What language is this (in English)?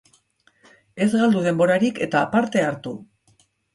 Basque